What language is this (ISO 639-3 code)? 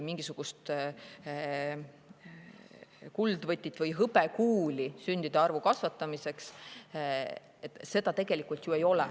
est